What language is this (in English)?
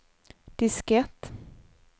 Swedish